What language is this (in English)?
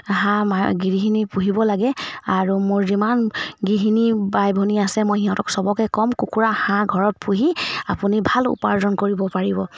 Assamese